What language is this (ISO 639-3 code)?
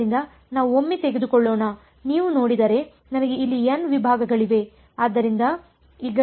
kan